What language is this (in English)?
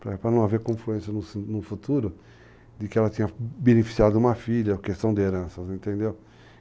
Portuguese